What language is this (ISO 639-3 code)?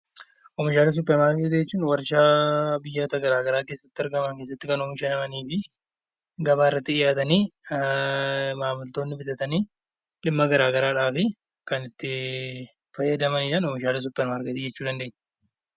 orm